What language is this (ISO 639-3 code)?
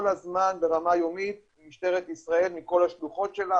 heb